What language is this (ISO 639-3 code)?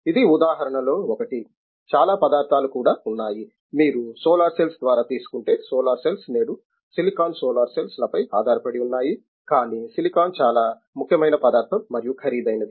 tel